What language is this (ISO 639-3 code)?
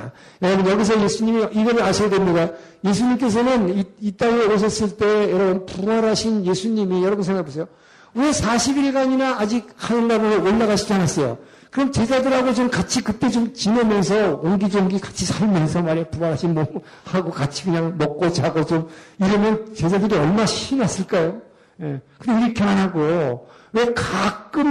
kor